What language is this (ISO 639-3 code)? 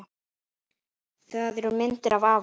isl